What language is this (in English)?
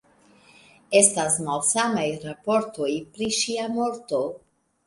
Esperanto